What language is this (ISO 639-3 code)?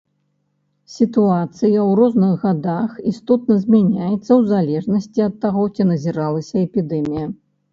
bel